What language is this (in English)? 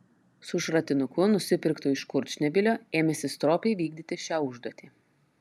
Lithuanian